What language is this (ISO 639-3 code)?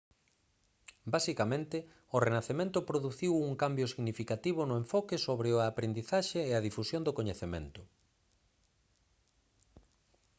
glg